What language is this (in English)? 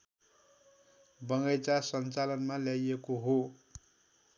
Nepali